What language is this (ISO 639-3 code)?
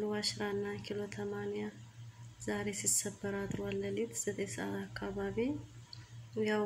tur